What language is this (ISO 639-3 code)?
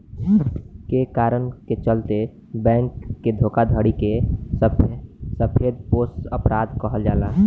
bho